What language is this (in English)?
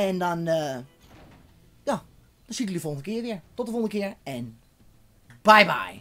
Dutch